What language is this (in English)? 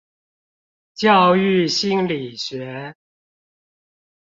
Chinese